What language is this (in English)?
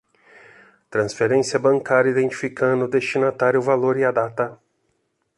Portuguese